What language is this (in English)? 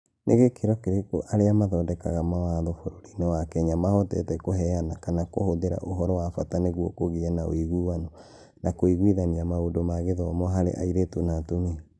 Kikuyu